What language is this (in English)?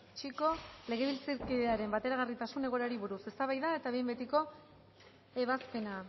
Basque